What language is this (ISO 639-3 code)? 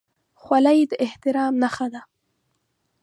pus